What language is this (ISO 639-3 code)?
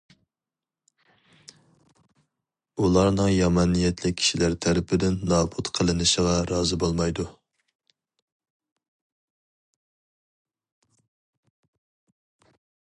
uig